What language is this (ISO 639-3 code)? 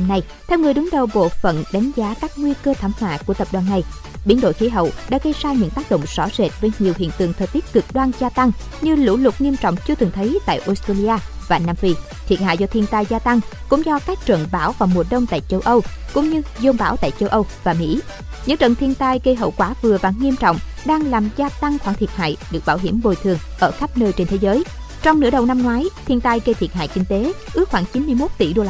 vie